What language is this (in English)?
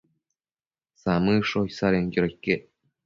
Matsés